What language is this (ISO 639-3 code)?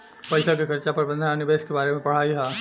bho